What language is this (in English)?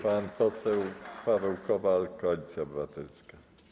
Polish